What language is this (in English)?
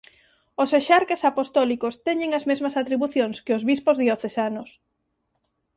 Galician